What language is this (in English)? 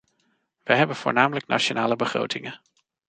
Dutch